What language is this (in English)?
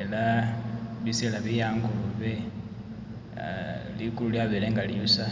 Masaaba